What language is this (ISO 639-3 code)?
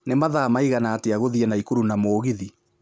kik